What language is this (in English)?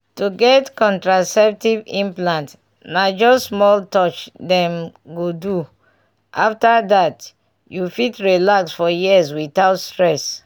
Nigerian Pidgin